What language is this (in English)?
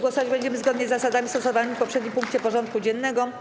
Polish